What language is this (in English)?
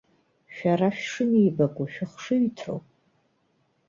Abkhazian